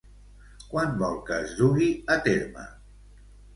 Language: Catalan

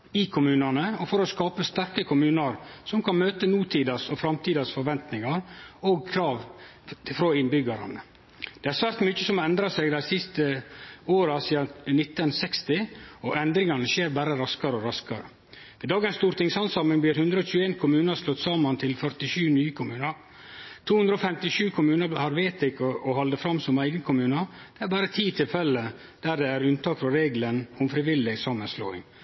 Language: Norwegian Nynorsk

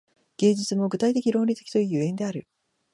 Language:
Japanese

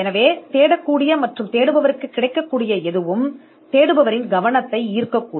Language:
Tamil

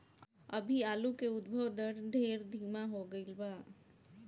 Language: Bhojpuri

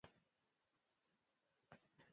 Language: Swahili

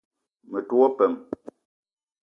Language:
Eton (Cameroon)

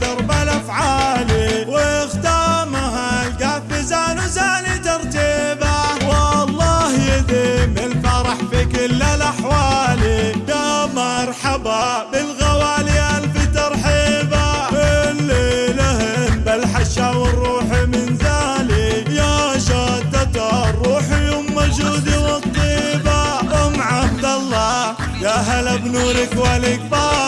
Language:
Arabic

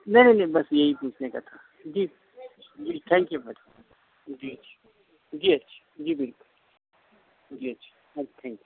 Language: Urdu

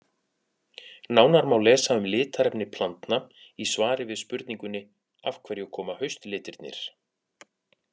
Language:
Icelandic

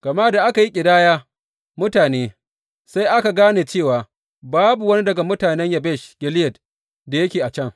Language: Hausa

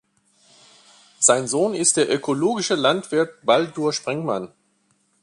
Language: German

